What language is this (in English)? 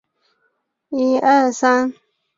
Chinese